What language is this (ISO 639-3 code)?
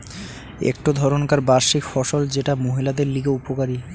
ben